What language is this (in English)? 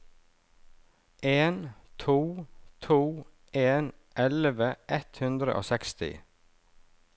Norwegian